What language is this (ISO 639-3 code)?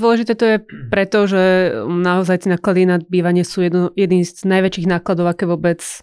slk